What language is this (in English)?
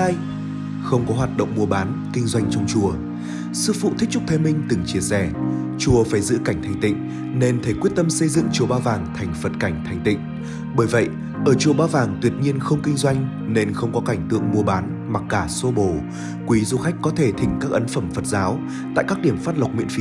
Vietnamese